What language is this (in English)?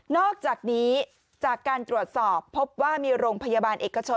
Thai